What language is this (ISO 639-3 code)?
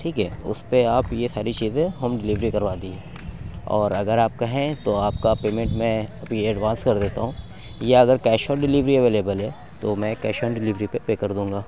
urd